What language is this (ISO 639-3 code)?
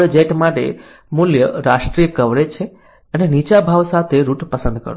guj